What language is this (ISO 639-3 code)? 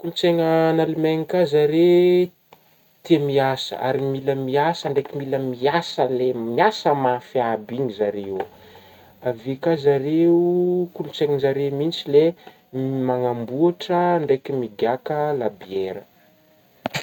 bmm